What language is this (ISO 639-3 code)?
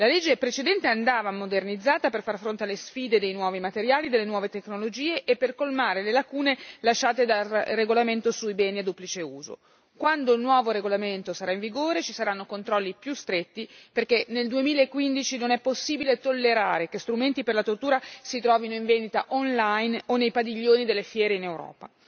ita